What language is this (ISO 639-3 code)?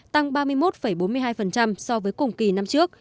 vie